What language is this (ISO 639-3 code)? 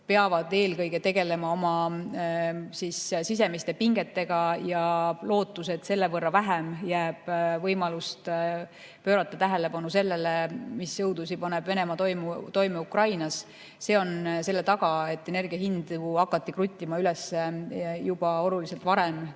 est